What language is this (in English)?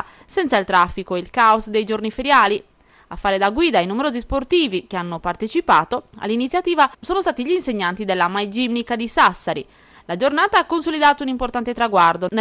Italian